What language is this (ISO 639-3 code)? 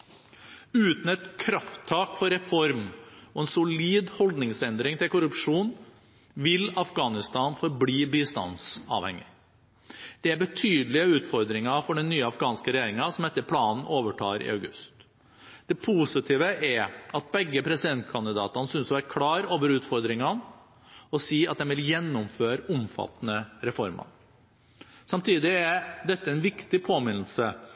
nob